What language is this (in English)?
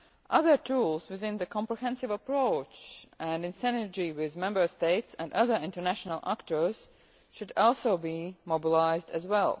English